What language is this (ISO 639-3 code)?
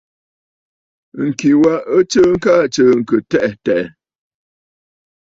bfd